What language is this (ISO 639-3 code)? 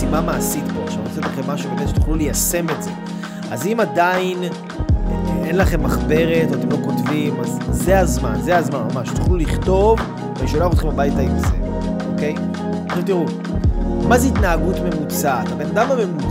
heb